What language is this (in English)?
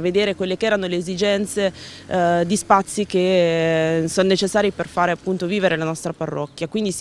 Italian